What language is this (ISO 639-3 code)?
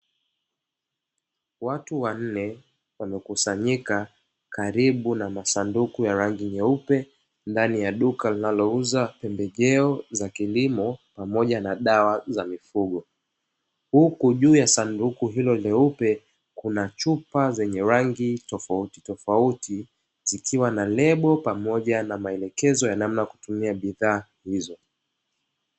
swa